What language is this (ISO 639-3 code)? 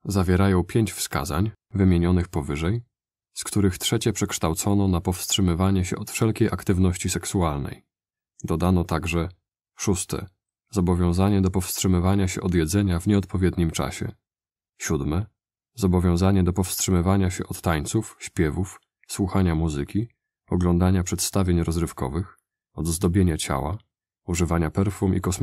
pol